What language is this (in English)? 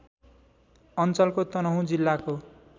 Nepali